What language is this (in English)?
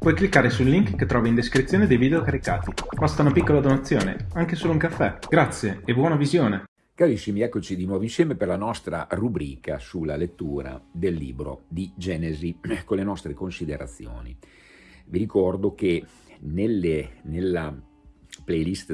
Italian